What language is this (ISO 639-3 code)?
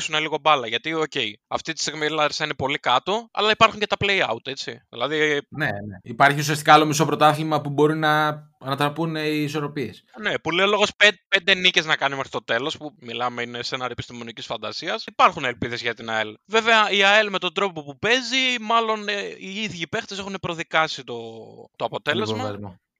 ell